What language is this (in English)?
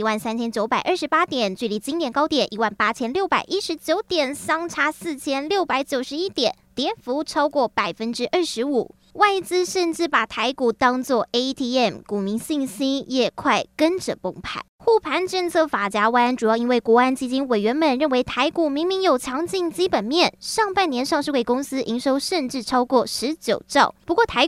Chinese